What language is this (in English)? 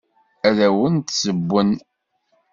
Kabyle